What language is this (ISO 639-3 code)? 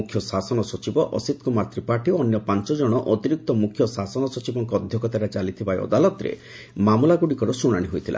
ori